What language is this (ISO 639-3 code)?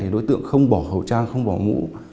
vie